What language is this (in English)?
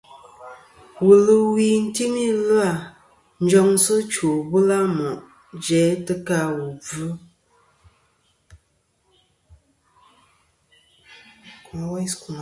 Kom